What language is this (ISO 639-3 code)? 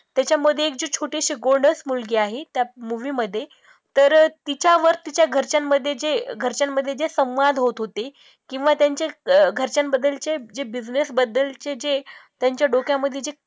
mar